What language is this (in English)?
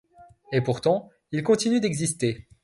French